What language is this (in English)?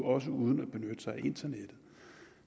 Danish